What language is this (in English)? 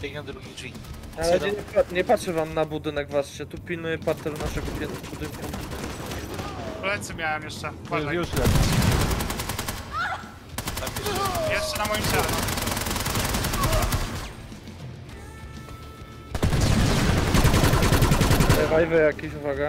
Polish